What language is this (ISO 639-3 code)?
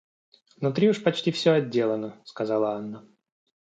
rus